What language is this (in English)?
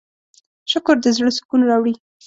Pashto